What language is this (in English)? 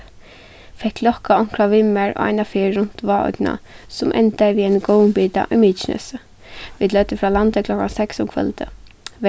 Faroese